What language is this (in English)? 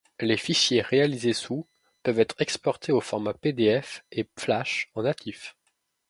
French